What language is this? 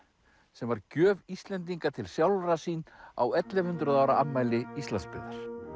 Icelandic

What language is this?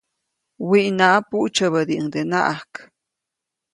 Copainalá Zoque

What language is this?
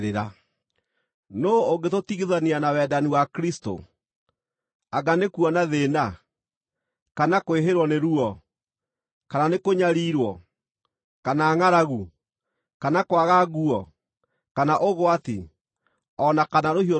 Kikuyu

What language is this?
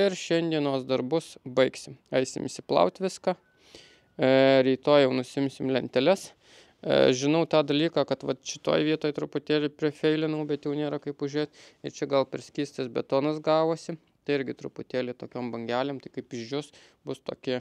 Lithuanian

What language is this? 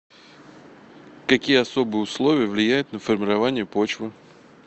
Russian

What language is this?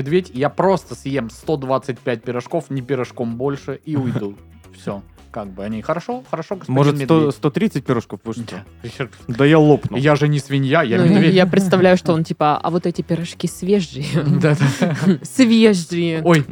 Russian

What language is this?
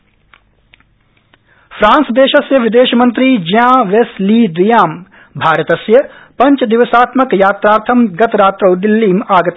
Sanskrit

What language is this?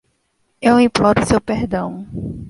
Portuguese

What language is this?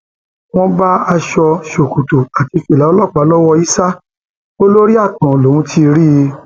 Yoruba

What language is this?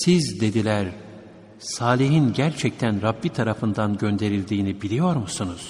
Turkish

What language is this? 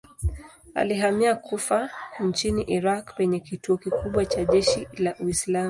Swahili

